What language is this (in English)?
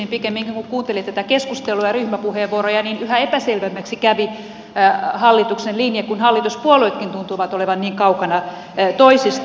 Finnish